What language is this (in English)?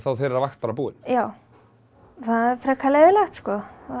Icelandic